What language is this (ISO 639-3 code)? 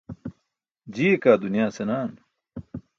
bsk